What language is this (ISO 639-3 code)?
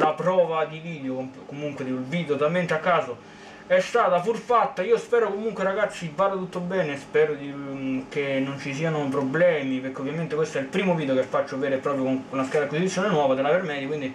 ita